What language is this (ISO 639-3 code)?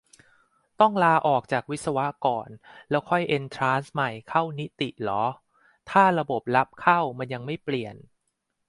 tha